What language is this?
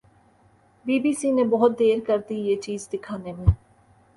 Urdu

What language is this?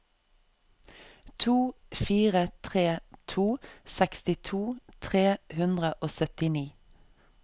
Norwegian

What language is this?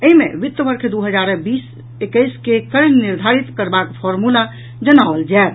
Maithili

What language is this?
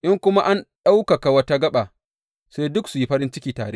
Hausa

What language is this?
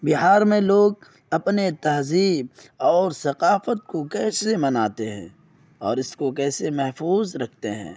Urdu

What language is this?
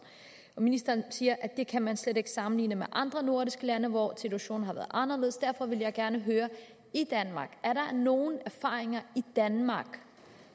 Danish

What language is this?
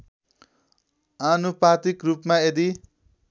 Nepali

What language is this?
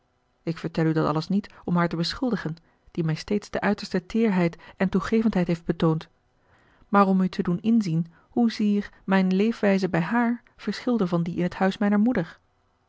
Dutch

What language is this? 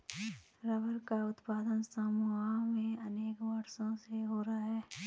Hindi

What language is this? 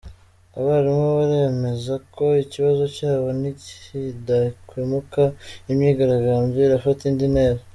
Kinyarwanda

